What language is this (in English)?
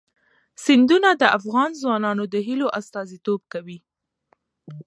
Pashto